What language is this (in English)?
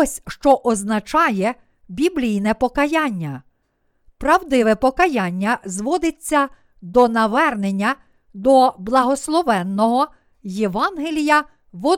Ukrainian